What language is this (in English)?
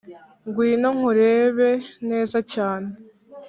Kinyarwanda